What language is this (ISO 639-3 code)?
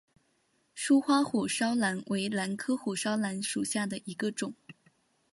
zho